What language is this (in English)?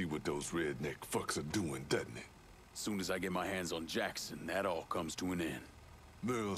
English